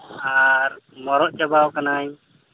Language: Santali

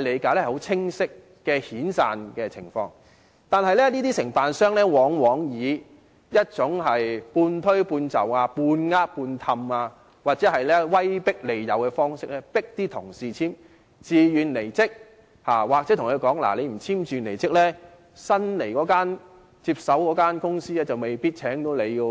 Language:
Cantonese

